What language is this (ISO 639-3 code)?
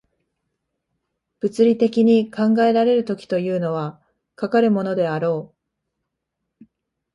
jpn